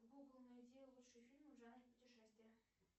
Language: Russian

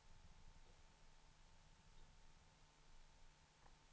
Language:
Swedish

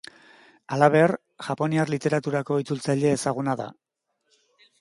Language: Basque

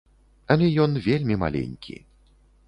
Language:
Belarusian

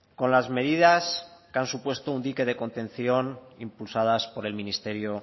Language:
Spanish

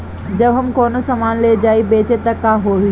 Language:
Bhojpuri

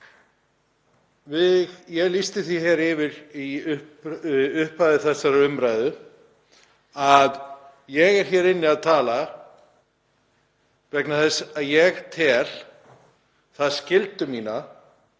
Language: Icelandic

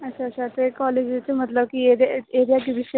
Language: Dogri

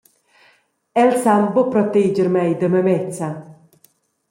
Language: Romansh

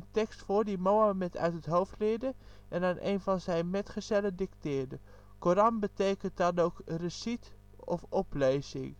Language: Dutch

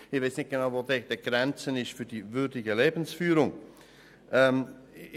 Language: Swiss German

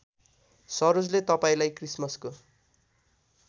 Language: Nepali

